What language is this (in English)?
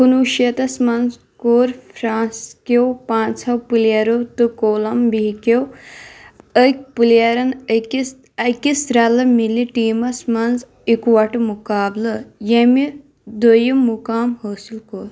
Kashmiri